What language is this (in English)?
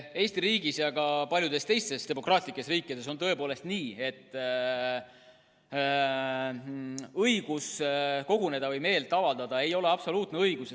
Estonian